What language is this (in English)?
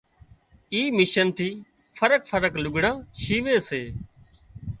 Wadiyara Koli